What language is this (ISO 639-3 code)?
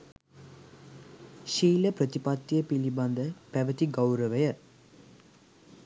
sin